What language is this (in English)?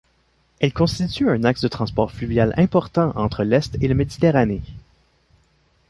French